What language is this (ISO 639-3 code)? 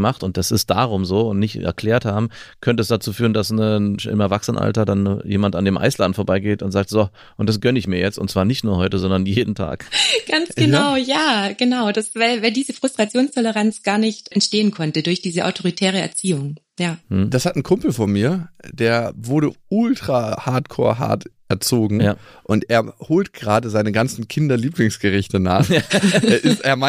deu